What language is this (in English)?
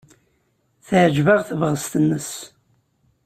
Kabyle